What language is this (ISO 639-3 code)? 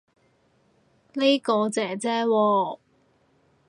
yue